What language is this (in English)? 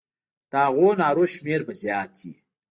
Pashto